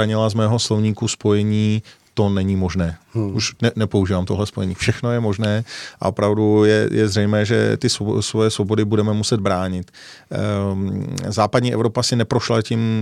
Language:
Czech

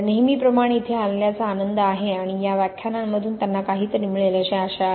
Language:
Marathi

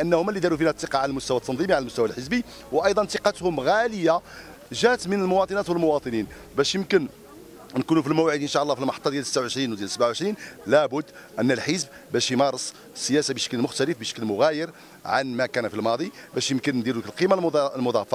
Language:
Arabic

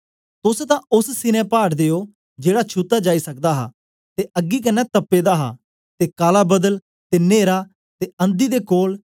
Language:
Dogri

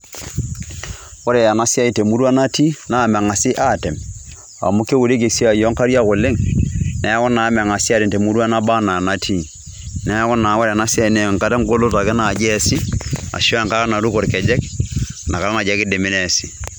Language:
Masai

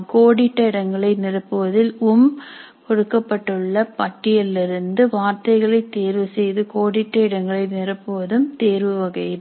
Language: Tamil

